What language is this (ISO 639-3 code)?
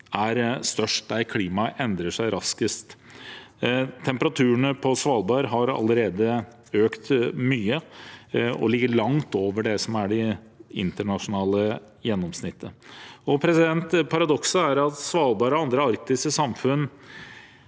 nor